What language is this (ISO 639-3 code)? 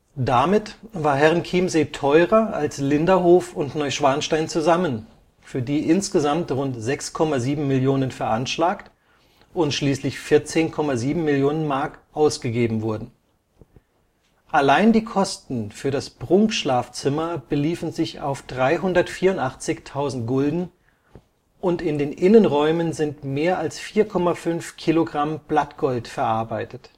deu